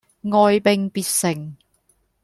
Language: Cantonese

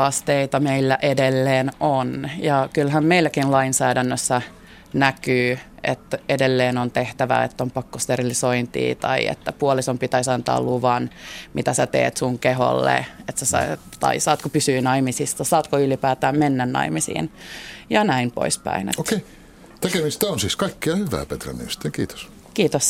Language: Finnish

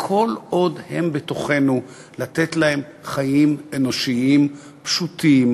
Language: Hebrew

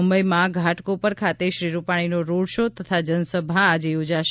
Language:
Gujarati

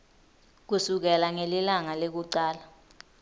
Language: Swati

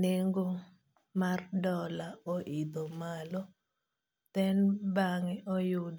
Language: Luo (Kenya and Tanzania)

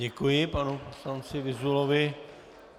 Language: Czech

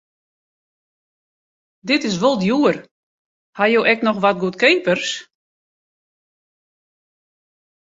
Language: Western Frisian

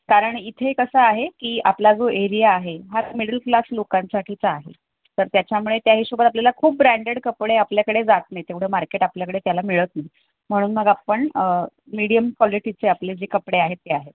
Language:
Marathi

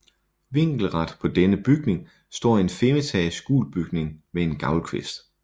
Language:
Danish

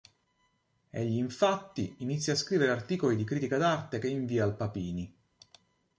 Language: Italian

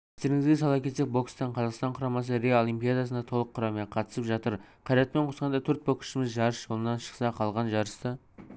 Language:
Kazakh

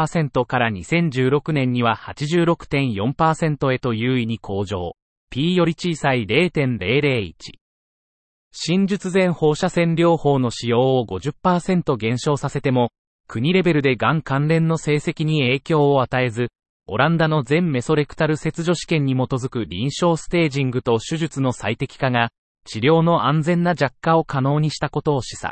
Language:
Japanese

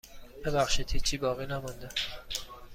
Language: Persian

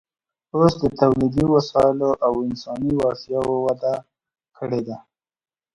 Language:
Pashto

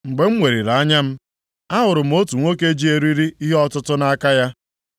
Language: Igbo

